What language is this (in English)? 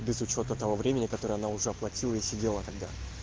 Russian